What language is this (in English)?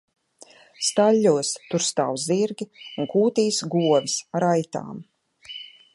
Latvian